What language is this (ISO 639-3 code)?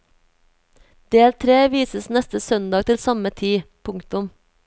nor